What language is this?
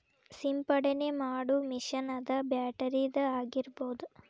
Kannada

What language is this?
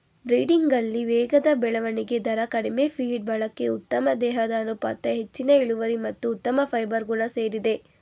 Kannada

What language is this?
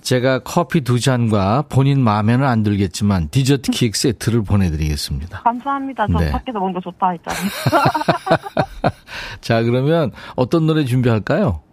Korean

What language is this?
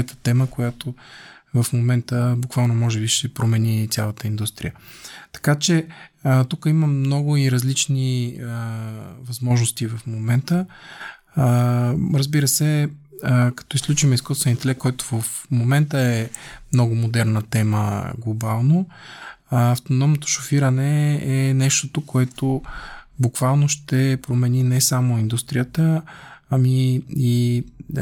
Bulgarian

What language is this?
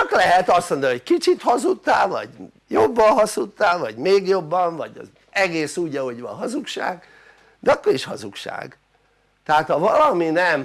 Hungarian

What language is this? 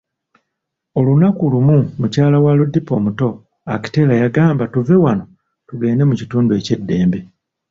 Ganda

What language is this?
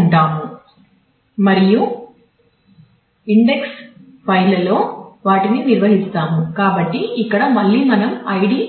Telugu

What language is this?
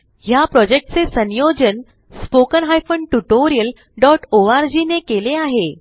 Marathi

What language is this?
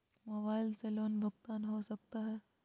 Magahi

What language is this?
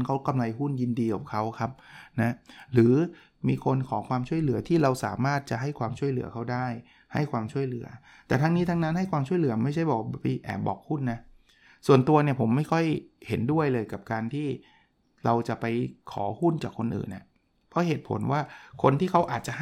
Thai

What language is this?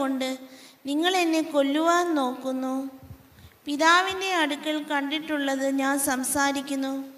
Malayalam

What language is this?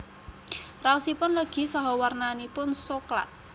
Javanese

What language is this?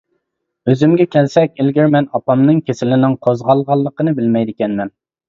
Uyghur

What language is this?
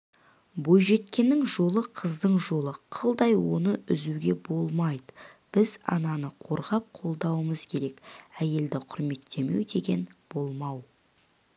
Kazakh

